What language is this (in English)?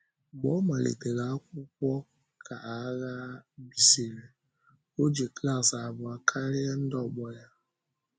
Igbo